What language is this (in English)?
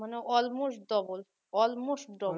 Bangla